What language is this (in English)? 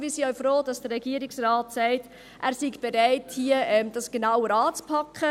Swiss German